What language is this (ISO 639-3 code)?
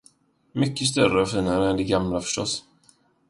swe